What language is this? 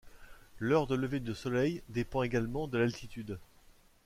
French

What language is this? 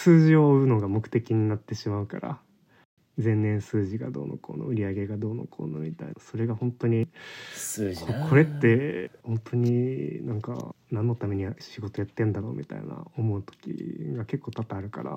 Japanese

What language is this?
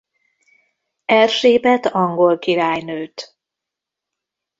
Hungarian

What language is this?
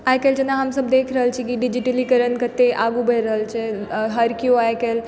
Maithili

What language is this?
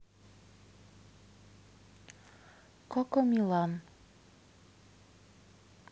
Russian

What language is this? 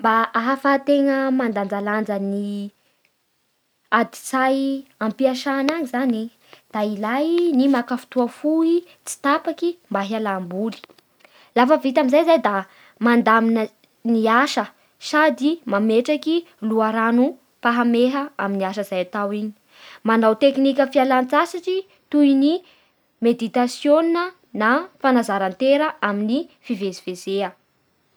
Bara Malagasy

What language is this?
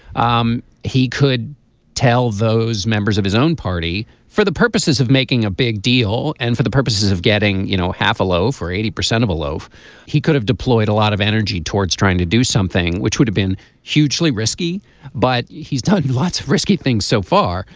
English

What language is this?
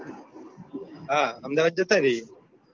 Gujarati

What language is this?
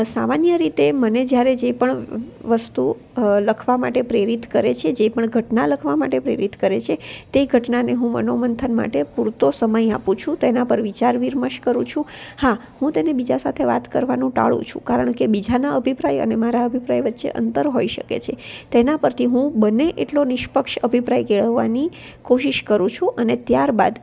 Gujarati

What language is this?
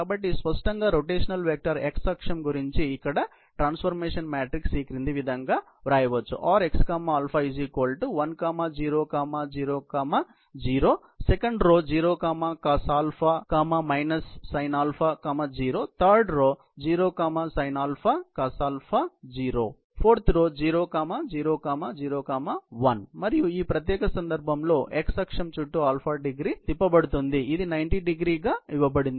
Telugu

